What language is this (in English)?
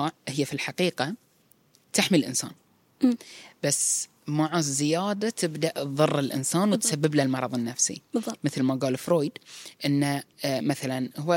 Arabic